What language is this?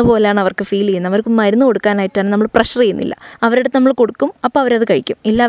Malayalam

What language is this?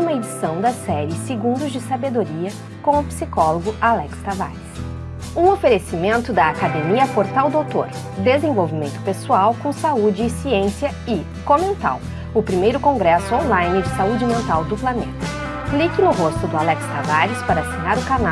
Portuguese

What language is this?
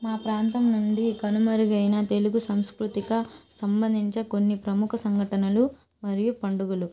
Telugu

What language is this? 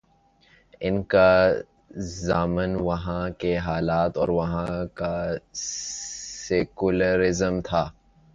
Urdu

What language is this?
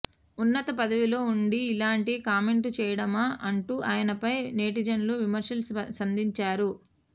Telugu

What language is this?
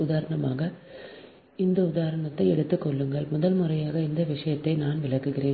Tamil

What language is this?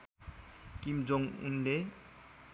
Nepali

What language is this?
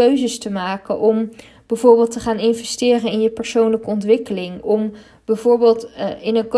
Dutch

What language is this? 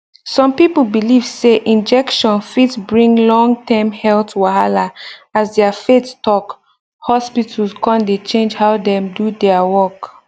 Nigerian Pidgin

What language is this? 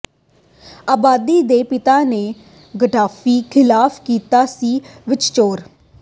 Punjabi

